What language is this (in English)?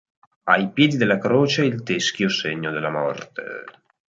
Italian